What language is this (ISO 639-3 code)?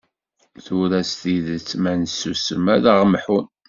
kab